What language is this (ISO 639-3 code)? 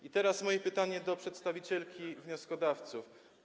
pol